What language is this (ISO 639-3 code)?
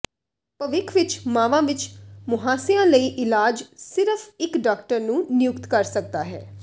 pan